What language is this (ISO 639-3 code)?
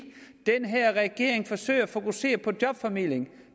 dan